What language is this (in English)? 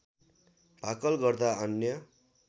Nepali